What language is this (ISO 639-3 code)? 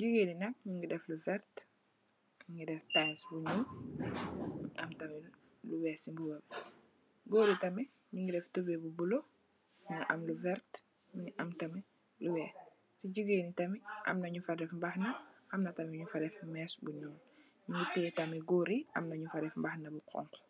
wol